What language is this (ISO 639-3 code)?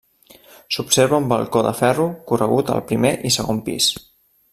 cat